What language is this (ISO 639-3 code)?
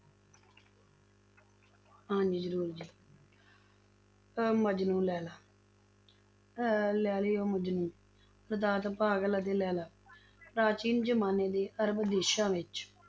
pan